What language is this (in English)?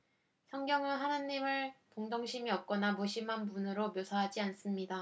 Korean